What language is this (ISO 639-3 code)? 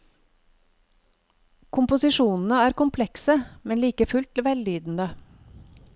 nor